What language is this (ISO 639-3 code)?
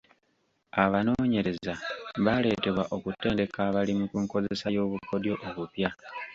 lug